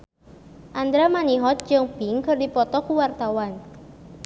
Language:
Sundanese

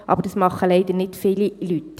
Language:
Swiss German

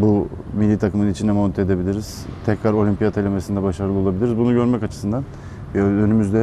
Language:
Turkish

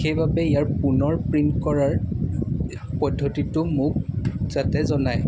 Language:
Assamese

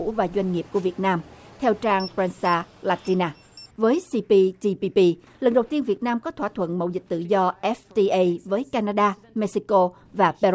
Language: Vietnamese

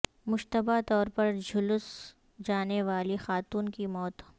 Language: Urdu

